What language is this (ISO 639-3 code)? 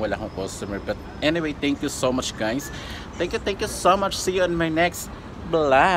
fil